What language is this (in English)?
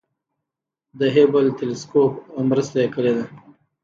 Pashto